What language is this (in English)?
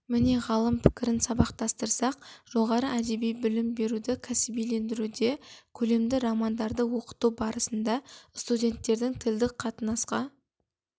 Kazakh